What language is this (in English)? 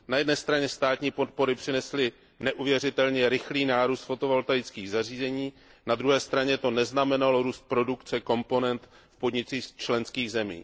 Czech